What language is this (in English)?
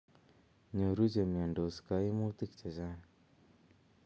Kalenjin